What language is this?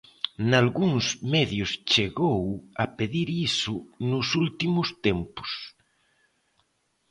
Galician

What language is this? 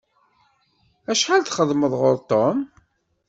Kabyle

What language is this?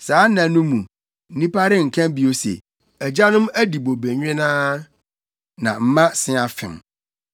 Akan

